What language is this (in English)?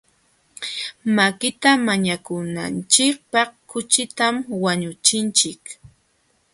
Jauja Wanca Quechua